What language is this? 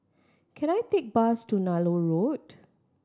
English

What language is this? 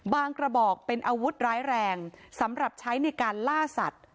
Thai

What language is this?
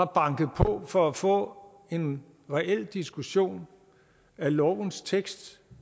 Danish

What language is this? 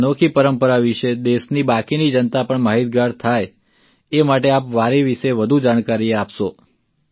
Gujarati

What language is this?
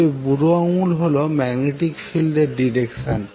Bangla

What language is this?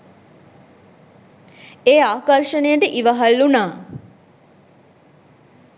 Sinhala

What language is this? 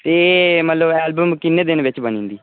Dogri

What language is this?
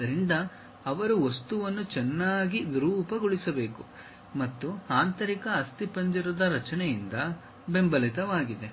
Kannada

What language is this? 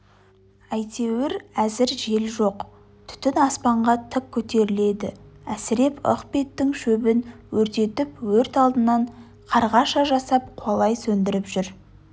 Kazakh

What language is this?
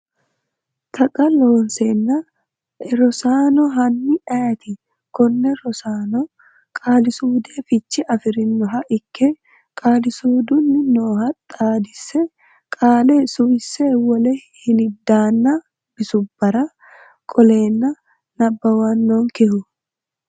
Sidamo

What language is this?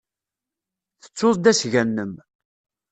Kabyle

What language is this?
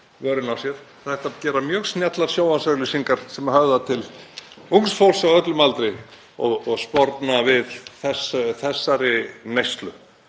Icelandic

